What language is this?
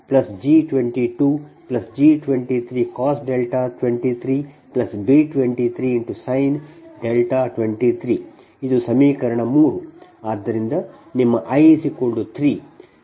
Kannada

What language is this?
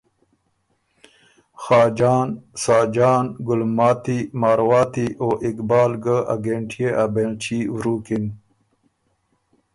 Ormuri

